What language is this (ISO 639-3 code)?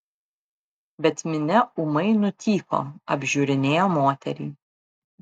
lit